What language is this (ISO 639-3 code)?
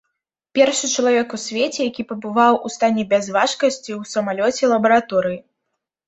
bel